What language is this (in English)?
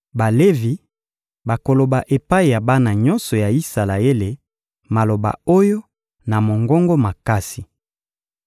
Lingala